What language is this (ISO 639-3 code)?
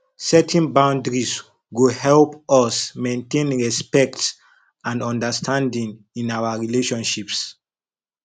pcm